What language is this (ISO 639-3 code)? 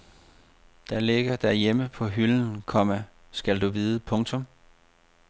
dan